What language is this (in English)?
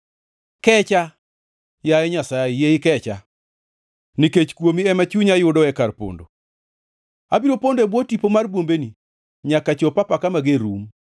Luo (Kenya and Tanzania)